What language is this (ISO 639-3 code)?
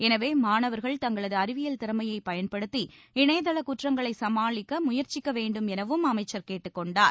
tam